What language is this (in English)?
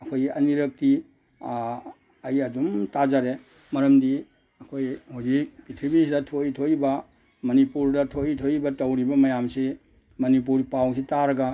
Manipuri